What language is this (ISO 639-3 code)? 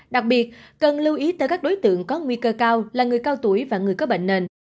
vie